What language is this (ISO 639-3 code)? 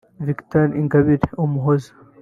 kin